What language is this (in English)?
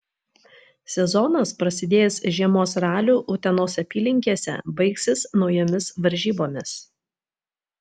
Lithuanian